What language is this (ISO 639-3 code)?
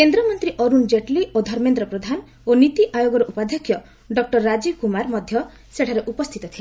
ori